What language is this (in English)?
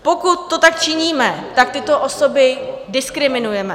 Czech